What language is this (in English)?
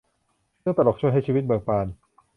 Thai